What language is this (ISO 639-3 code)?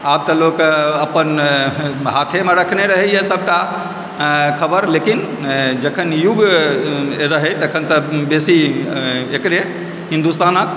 mai